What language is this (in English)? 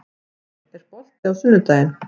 Icelandic